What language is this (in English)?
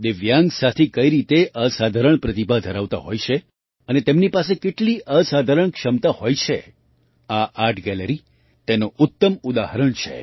Gujarati